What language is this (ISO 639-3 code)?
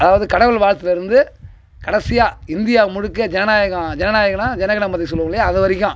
tam